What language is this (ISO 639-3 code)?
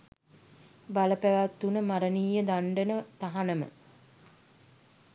sin